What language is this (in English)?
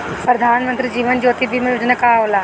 Bhojpuri